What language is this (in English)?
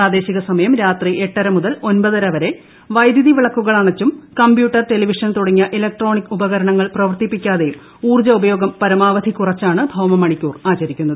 Malayalam